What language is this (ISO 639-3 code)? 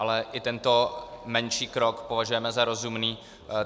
ces